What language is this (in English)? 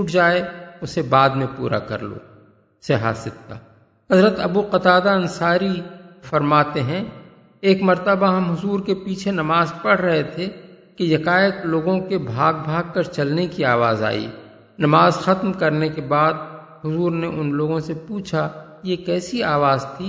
Urdu